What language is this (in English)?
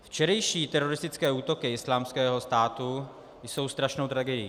Czech